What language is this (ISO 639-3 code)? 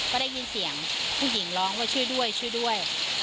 tha